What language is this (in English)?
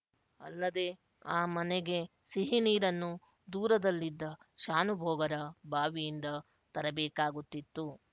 Kannada